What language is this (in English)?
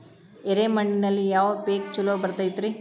Kannada